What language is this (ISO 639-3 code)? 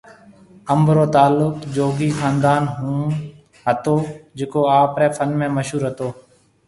mve